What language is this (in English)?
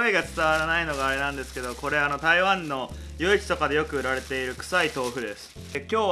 Japanese